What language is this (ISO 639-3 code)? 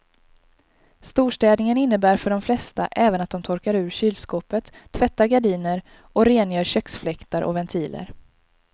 swe